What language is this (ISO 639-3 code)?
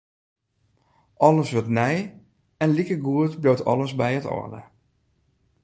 fry